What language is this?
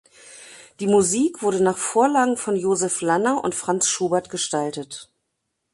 German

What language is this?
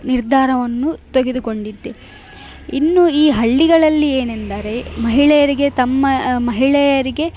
Kannada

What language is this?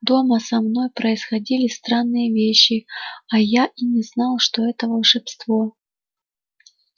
Russian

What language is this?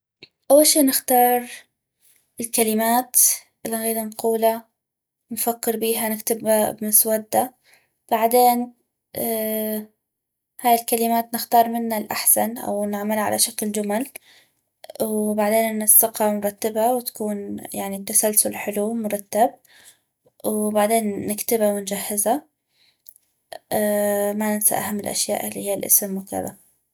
North Mesopotamian Arabic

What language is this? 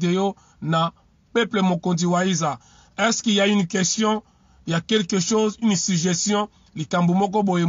French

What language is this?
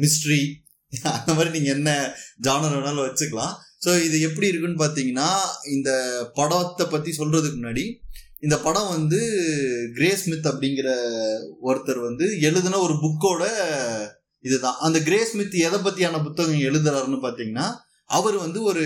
Tamil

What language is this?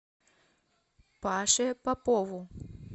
Russian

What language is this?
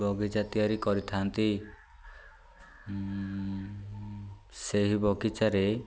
Odia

